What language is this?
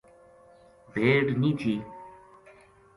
Gujari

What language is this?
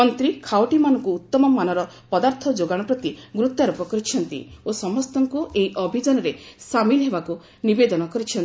Odia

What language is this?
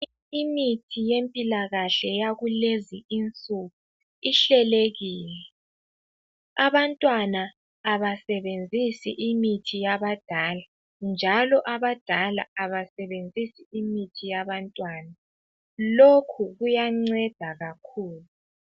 North Ndebele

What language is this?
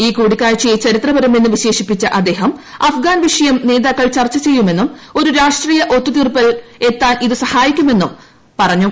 Malayalam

